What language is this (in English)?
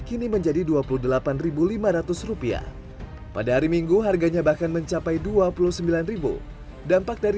Indonesian